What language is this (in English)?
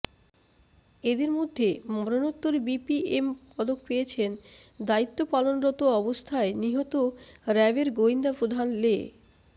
Bangla